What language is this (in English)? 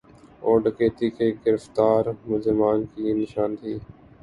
Urdu